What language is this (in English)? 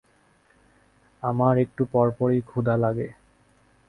Bangla